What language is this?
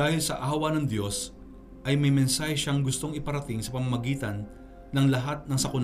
Filipino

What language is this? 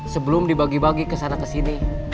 Indonesian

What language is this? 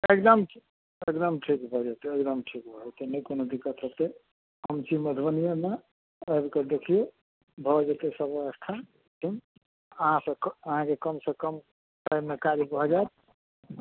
Maithili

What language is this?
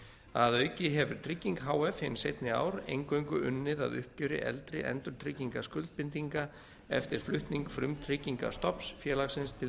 Icelandic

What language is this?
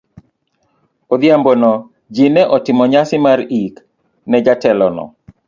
Luo (Kenya and Tanzania)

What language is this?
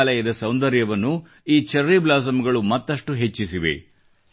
Kannada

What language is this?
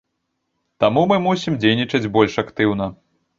Belarusian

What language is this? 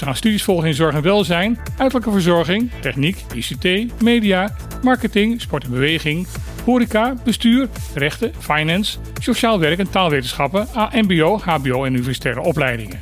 Dutch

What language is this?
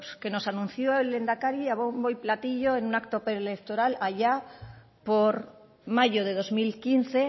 Spanish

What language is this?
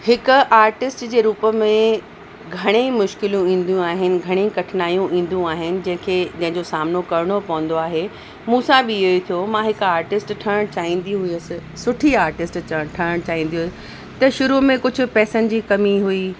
Sindhi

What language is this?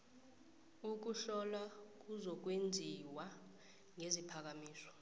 South Ndebele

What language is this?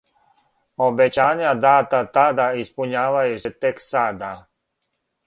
Serbian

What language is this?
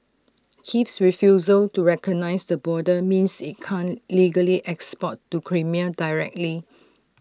English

